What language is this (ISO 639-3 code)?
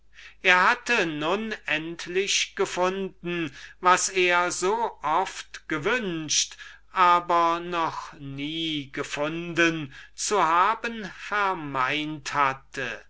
deu